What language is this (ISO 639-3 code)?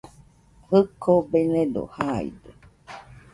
hux